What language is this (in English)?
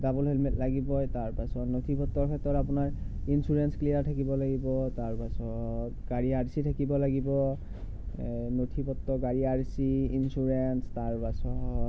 Assamese